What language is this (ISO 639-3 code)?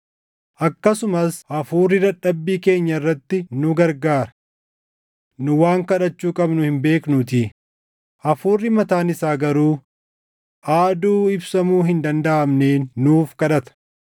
orm